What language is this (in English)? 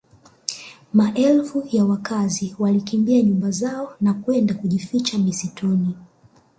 Swahili